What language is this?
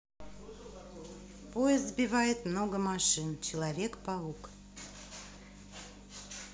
Russian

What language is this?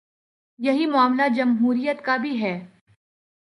Urdu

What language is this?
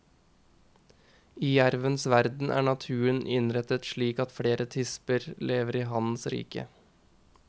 Norwegian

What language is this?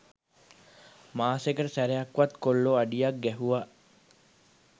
Sinhala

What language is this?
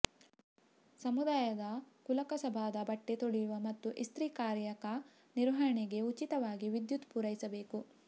Kannada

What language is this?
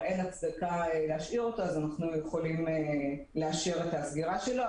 Hebrew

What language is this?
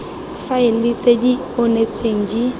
Tswana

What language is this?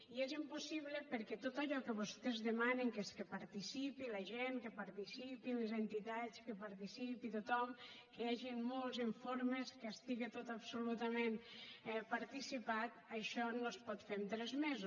Catalan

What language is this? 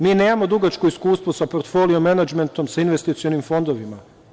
Serbian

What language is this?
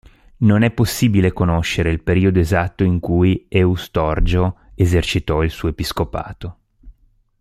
Italian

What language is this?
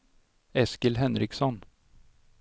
Swedish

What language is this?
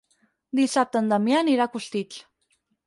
Catalan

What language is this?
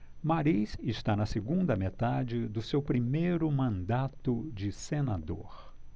Portuguese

